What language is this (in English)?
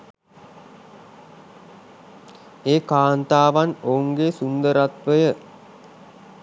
Sinhala